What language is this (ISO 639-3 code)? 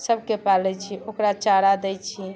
mai